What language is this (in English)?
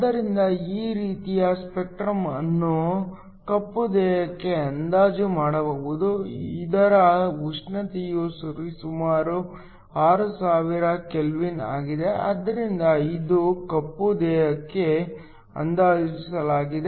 Kannada